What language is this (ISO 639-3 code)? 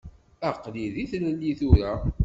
kab